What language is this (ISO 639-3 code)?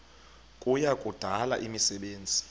xho